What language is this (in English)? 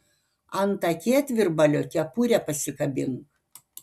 Lithuanian